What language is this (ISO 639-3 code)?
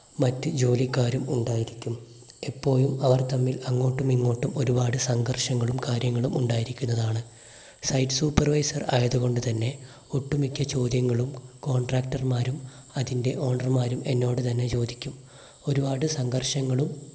mal